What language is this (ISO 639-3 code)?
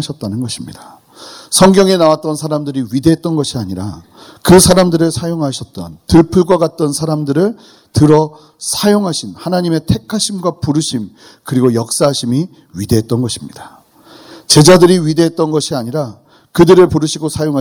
kor